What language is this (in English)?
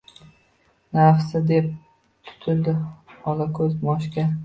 Uzbek